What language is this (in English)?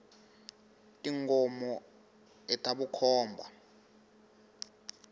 Tsonga